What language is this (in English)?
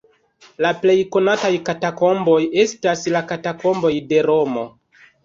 Esperanto